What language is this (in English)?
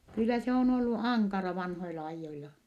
Finnish